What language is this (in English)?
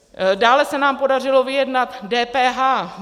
Czech